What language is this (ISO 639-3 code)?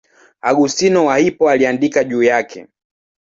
swa